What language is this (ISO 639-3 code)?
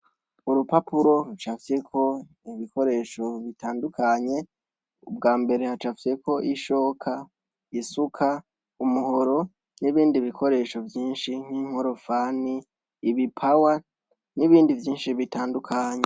run